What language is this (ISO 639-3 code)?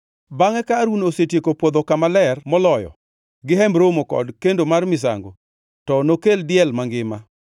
luo